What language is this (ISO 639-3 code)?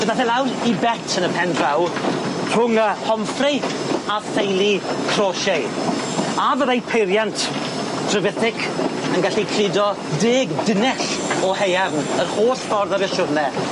cym